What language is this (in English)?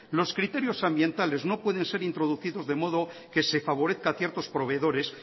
Spanish